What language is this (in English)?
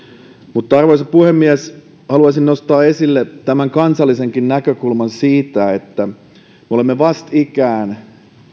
Finnish